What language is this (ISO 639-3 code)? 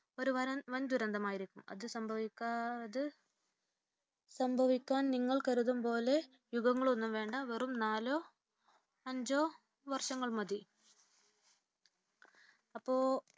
mal